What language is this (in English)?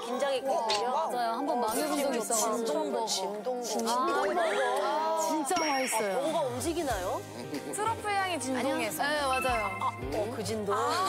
Korean